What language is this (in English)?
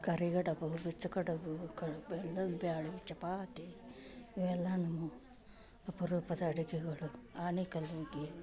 Kannada